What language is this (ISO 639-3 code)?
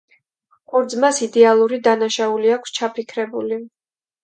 kat